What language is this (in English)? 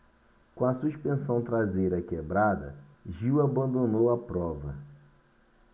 Portuguese